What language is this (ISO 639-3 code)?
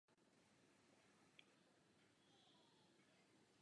ces